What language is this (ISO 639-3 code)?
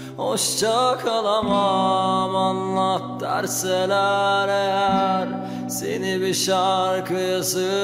tur